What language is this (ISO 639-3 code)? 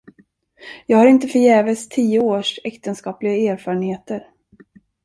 swe